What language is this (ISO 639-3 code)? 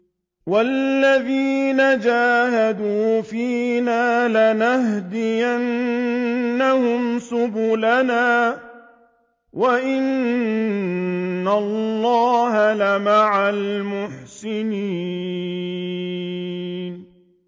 ara